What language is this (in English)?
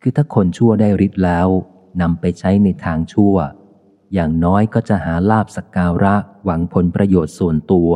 Thai